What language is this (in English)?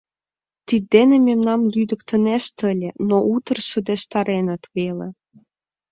Mari